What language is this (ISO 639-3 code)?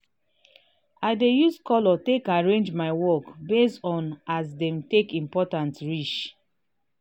pcm